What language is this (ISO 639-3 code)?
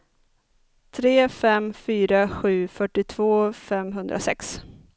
swe